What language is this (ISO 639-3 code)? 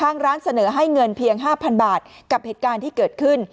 tha